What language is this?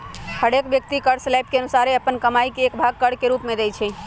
Magahi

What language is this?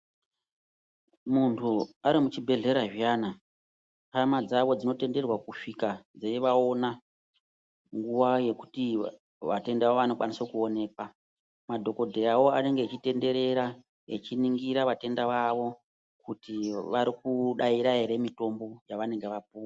Ndau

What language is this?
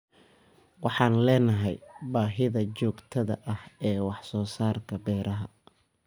Somali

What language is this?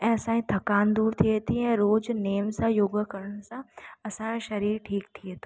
Sindhi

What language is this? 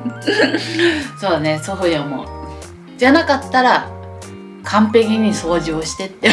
Japanese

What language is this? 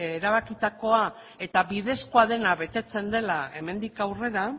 Basque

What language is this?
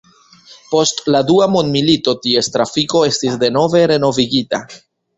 Esperanto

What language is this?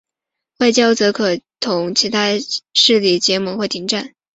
Chinese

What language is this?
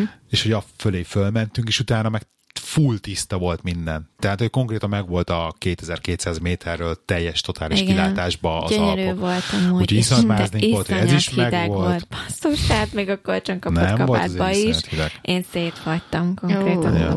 Hungarian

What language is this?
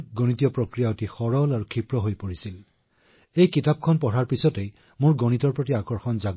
Assamese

